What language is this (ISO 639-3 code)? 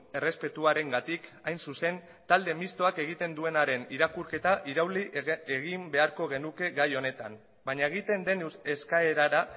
eus